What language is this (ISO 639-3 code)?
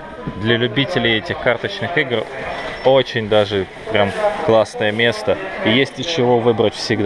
rus